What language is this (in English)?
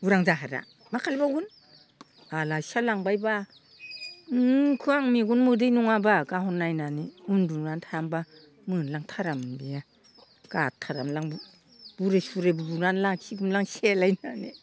Bodo